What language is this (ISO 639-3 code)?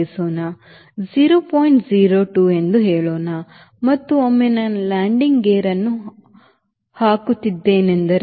kan